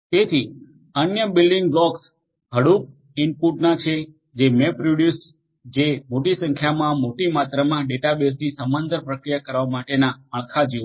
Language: Gujarati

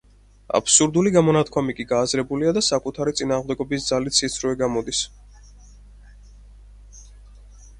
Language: Georgian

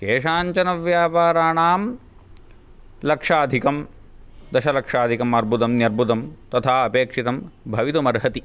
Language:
Sanskrit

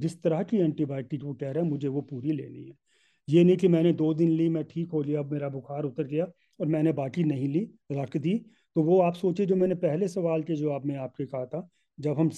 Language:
Hindi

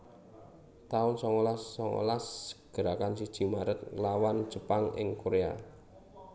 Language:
Javanese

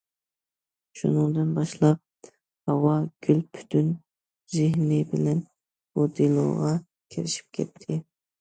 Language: Uyghur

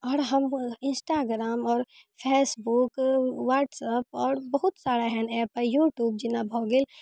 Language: Maithili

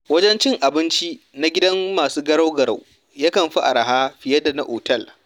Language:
Hausa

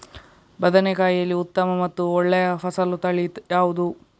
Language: Kannada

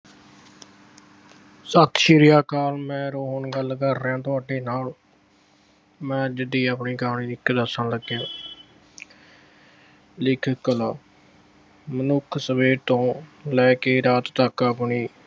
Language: Punjabi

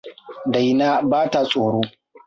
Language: Hausa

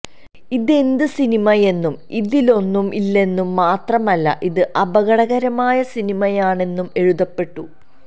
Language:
Malayalam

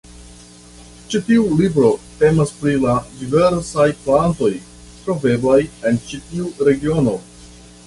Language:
Esperanto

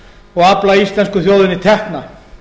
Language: Icelandic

